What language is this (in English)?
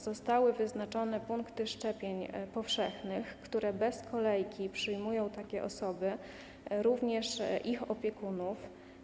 Polish